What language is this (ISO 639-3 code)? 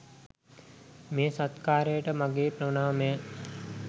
sin